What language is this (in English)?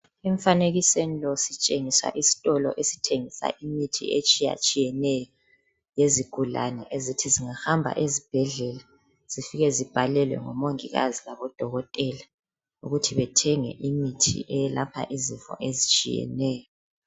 North Ndebele